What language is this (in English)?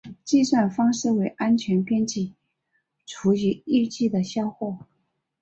Chinese